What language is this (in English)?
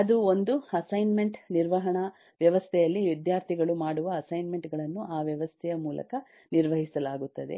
Kannada